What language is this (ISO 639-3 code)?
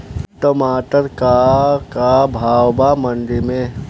bho